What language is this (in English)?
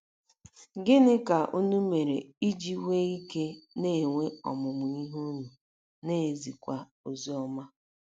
Igbo